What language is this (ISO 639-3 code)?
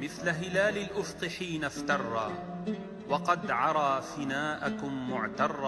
ara